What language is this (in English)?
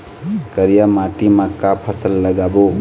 Chhattisgarhi